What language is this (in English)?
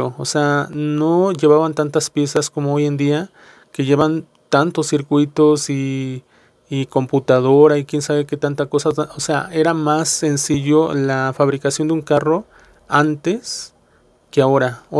Spanish